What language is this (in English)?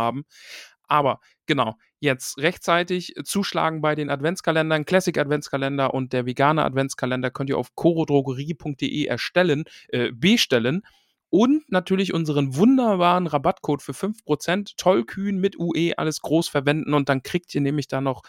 German